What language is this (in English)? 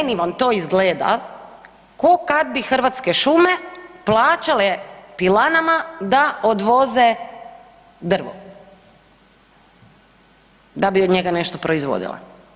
Croatian